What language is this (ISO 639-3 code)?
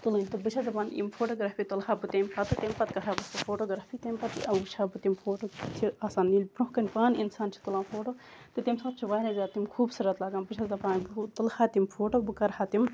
kas